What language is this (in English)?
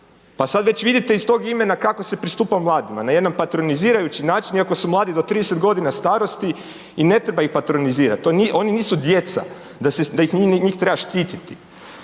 Croatian